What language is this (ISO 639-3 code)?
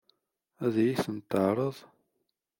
kab